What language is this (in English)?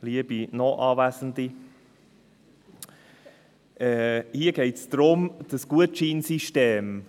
Swiss German